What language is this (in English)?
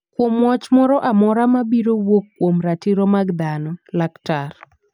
Luo (Kenya and Tanzania)